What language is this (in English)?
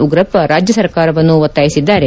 Kannada